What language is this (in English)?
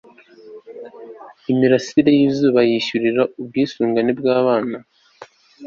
Kinyarwanda